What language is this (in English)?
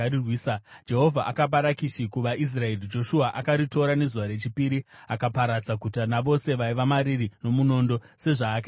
Shona